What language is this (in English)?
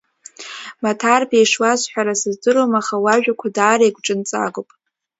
Abkhazian